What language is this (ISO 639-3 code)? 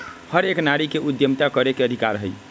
mag